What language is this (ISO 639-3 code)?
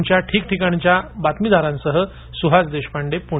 mar